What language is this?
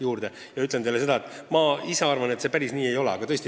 Estonian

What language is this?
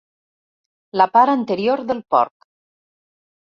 Catalan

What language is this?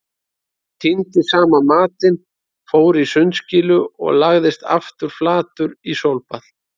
Icelandic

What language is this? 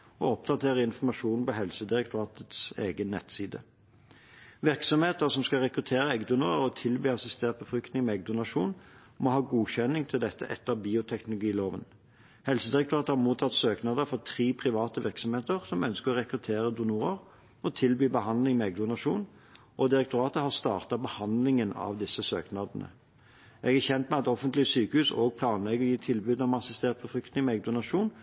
Norwegian Bokmål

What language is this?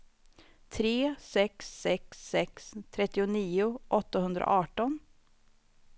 Swedish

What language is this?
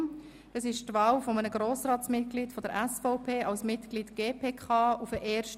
Swiss German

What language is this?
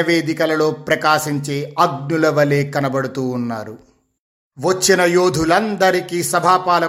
Telugu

